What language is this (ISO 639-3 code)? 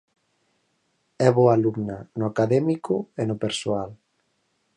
glg